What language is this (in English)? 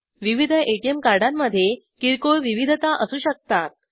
Marathi